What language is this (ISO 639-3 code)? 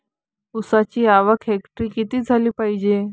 mar